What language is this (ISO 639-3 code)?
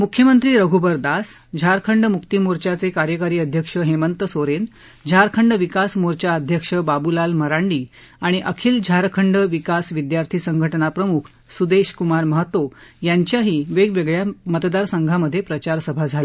mar